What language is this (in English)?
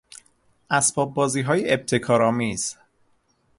Persian